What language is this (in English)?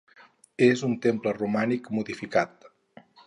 Catalan